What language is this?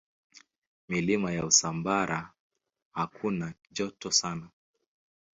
Swahili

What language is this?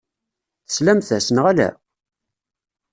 Kabyle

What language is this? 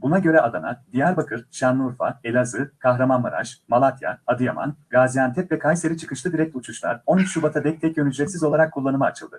Turkish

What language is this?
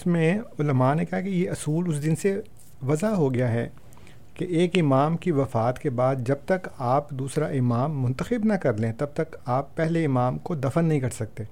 Urdu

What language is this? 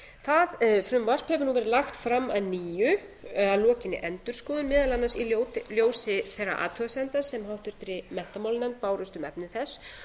Icelandic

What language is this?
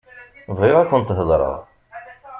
Kabyle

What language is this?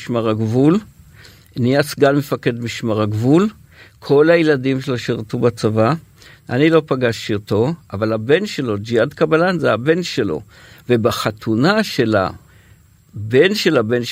Hebrew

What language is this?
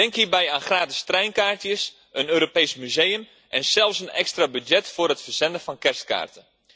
Dutch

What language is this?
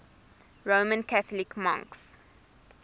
English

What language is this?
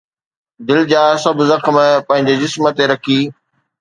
Sindhi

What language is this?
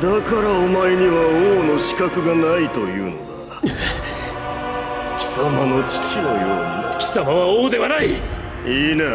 Japanese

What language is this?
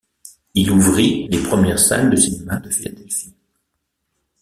French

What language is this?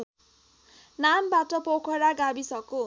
Nepali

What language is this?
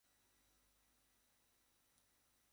Bangla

